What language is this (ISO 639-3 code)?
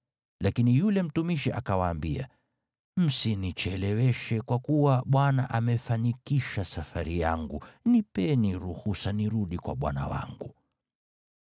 swa